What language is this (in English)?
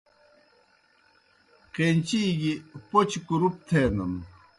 Kohistani Shina